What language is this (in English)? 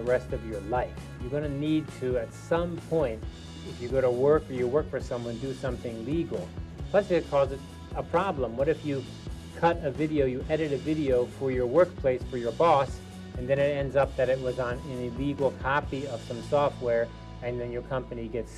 English